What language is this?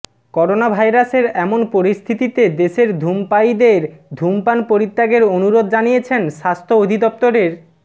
Bangla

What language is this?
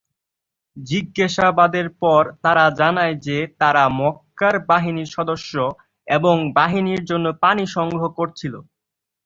Bangla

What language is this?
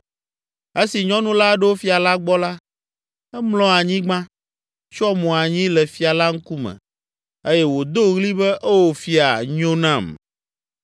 Ewe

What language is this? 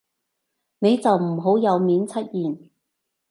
Cantonese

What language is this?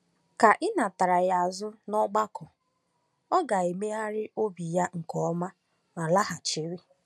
Igbo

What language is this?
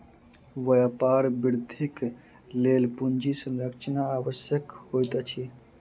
Maithili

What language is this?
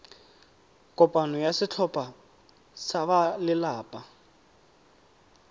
Tswana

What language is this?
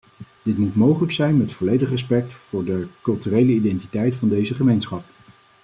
Dutch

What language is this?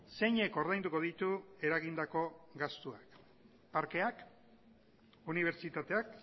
Basque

